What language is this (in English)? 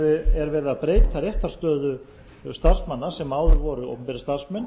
Icelandic